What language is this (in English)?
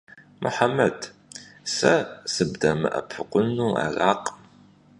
Kabardian